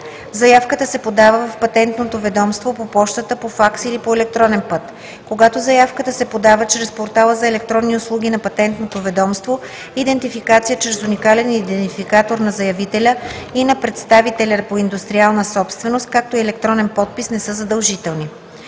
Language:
Bulgarian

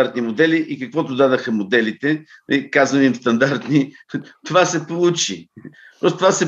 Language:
Bulgarian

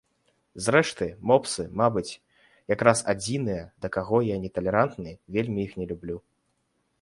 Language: Belarusian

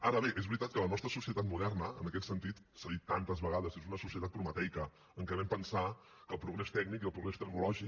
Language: Catalan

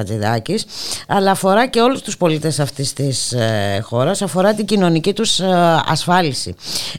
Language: Greek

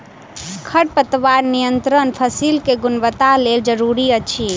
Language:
Maithili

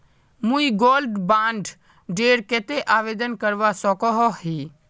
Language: Magahi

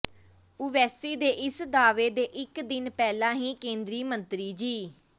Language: Punjabi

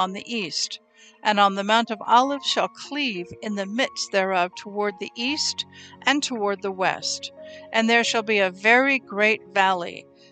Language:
English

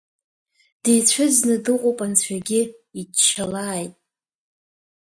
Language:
Abkhazian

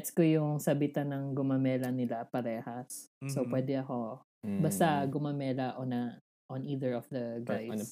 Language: Filipino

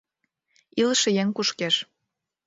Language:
Mari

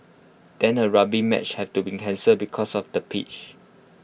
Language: English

